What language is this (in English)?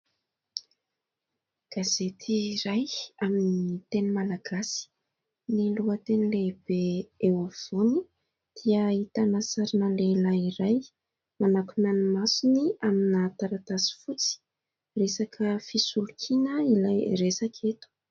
Malagasy